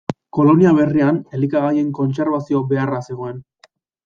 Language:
Basque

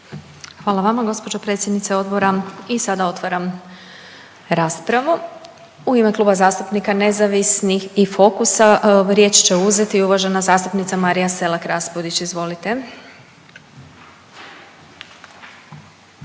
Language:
Croatian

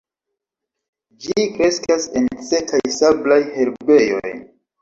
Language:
Esperanto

